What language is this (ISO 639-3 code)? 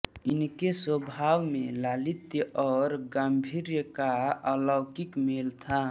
hin